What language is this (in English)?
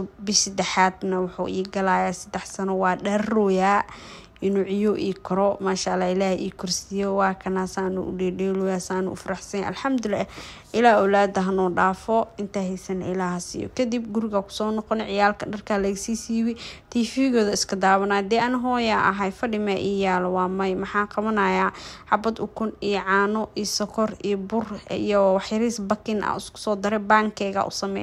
Arabic